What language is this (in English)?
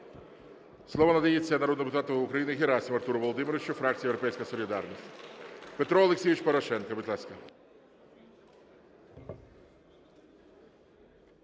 Ukrainian